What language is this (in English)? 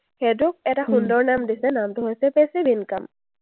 Assamese